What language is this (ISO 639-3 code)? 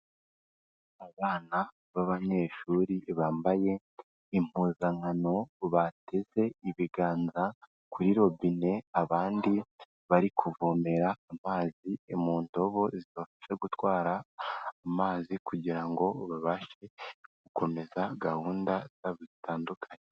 kin